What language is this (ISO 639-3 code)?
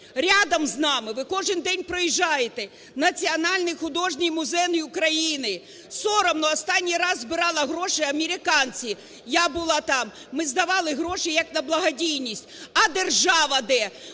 ukr